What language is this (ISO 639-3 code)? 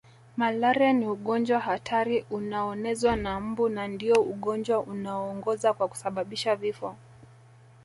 swa